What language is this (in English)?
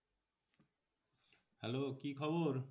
Bangla